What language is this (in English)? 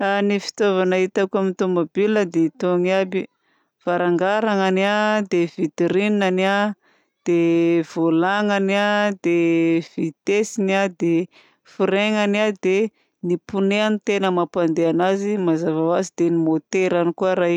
Southern Betsimisaraka Malagasy